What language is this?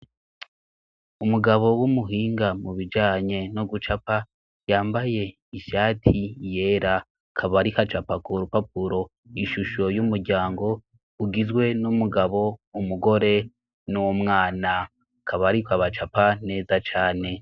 Rundi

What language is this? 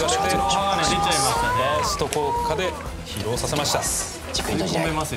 Japanese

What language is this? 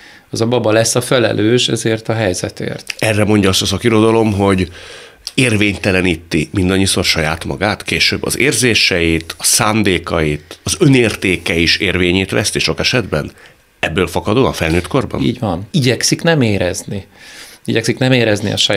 Hungarian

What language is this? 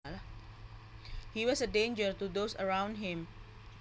Javanese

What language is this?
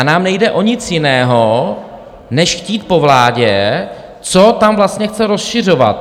Czech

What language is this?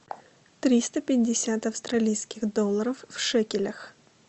Russian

